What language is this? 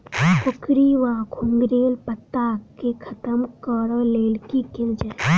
Maithili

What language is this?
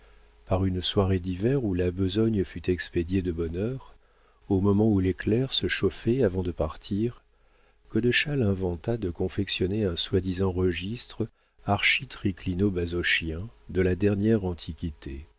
French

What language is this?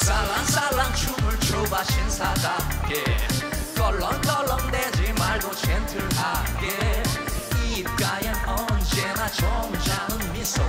Korean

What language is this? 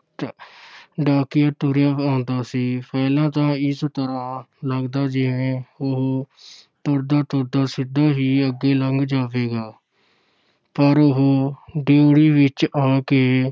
Punjabi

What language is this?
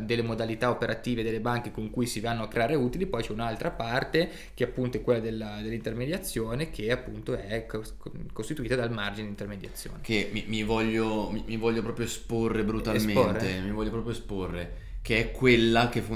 Italian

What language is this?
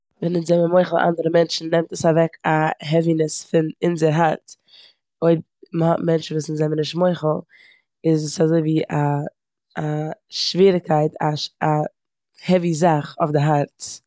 Yiddish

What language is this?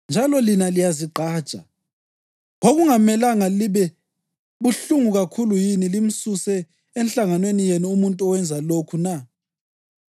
North Ndebele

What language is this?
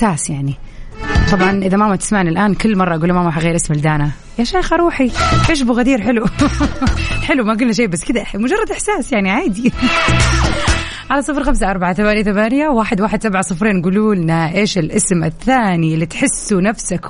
Arabic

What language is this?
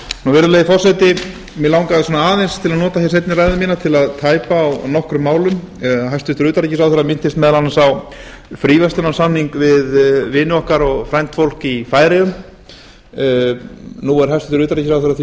Icelandic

